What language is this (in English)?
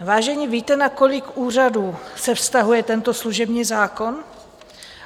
Czech